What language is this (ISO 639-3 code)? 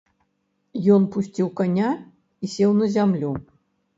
bel